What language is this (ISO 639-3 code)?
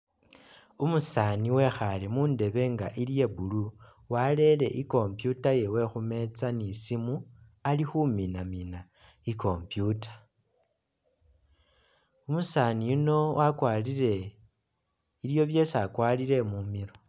myx